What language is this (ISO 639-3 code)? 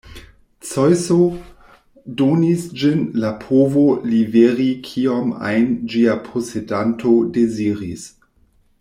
epo